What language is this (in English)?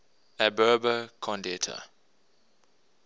English